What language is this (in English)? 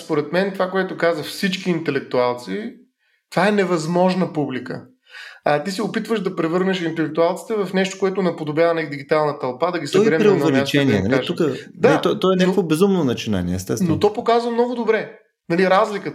Bulgarian